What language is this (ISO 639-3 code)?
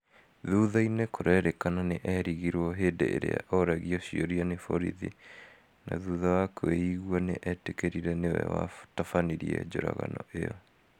kik